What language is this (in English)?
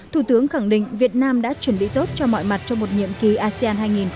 Vietnamese